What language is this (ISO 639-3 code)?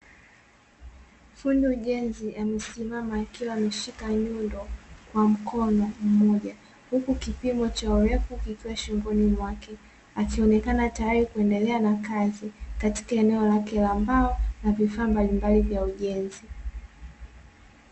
swa